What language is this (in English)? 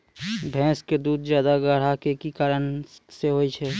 Maithili